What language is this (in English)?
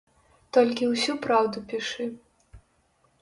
Belarusian